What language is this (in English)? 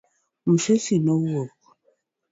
Luo (Kenya and Tanzania)